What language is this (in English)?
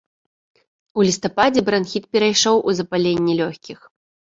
Belarusian